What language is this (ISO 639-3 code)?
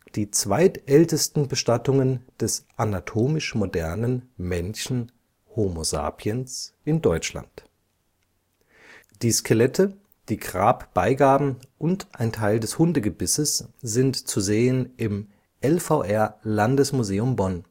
deu